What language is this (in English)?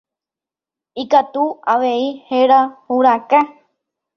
Guarani